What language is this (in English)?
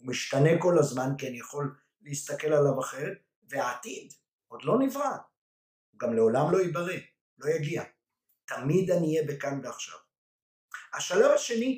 Hebrew